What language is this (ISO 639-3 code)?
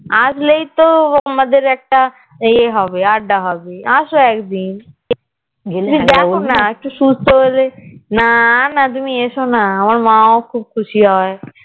ben